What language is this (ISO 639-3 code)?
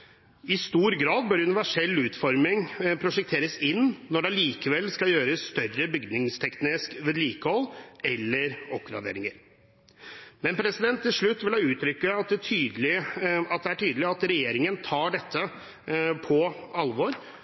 nob